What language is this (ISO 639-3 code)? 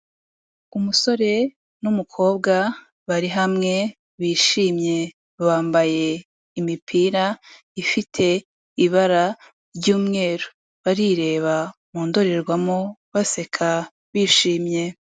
kin